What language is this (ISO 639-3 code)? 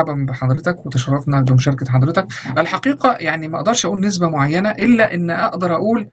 ara